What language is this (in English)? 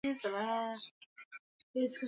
Swahili